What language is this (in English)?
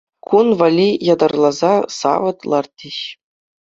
Chuvash